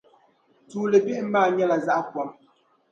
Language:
Dagbani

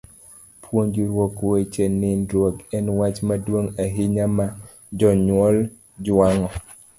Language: Luo (Kenya and Tanzania)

